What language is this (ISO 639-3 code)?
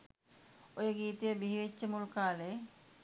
sin